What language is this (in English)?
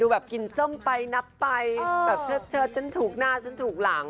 Thai